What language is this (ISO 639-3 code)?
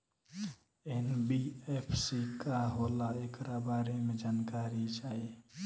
bho